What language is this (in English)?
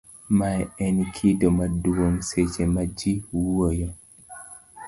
Luo (Kenya and Tanzania)